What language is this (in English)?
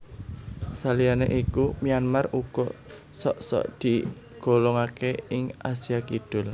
Javanese